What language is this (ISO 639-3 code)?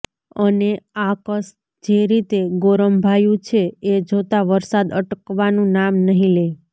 guj